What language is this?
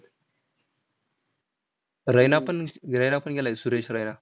Marathi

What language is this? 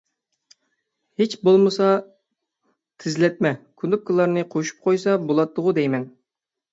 Uyghur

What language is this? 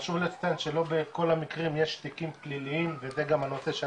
Hebrew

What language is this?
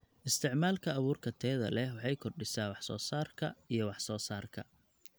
Somali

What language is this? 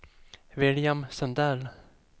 Swedish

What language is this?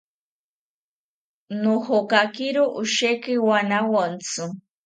South Ucayali Ashéninka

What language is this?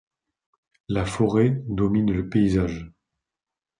French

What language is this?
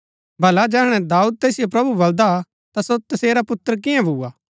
Gaddi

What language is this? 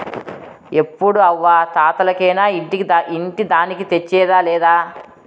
Telugu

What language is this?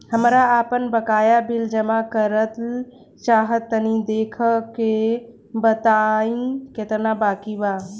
Bhojpuri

